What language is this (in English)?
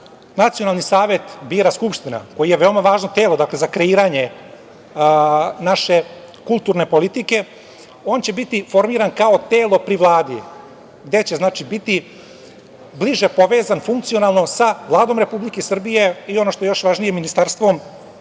Serbian